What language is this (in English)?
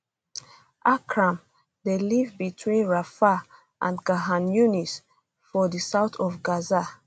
Nigerian Pidgin